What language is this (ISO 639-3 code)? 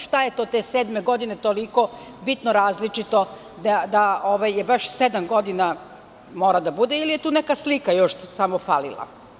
srp